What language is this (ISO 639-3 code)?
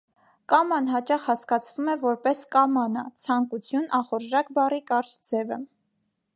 hye